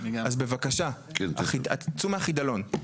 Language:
Hebrew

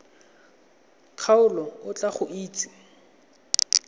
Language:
Tswana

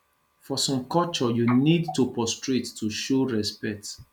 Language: Nigerian Pidgin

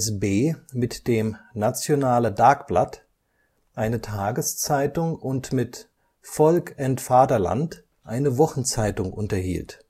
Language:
German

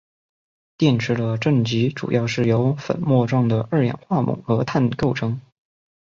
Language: Chinese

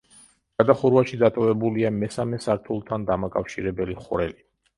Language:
Georgian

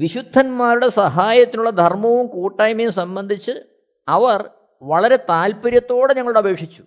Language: Malayalam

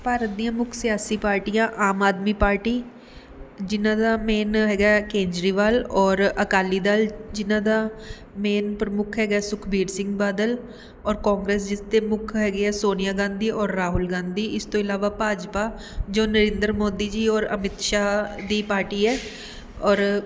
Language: Punjabi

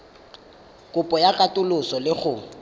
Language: Tswana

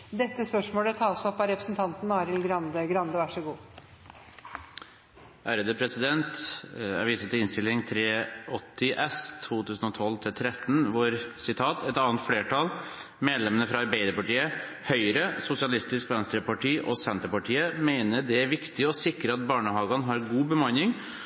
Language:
Norwegian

